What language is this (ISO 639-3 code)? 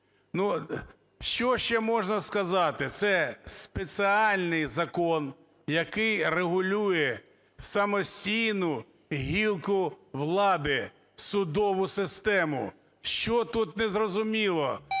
ukr